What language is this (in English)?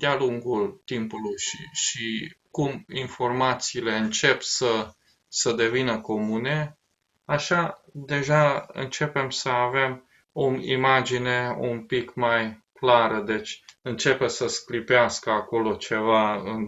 Romanian